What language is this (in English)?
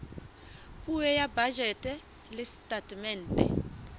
Southern Sotho